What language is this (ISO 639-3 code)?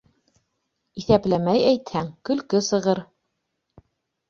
bak